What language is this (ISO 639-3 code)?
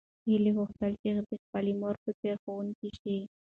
pus